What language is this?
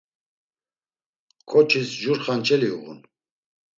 Laz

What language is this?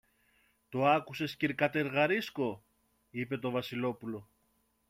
Greek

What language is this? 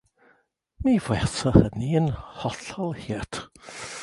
Welsh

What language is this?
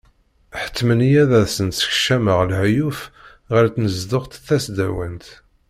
Kabyle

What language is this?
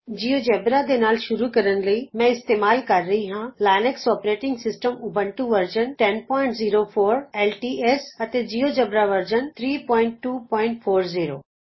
Punjabi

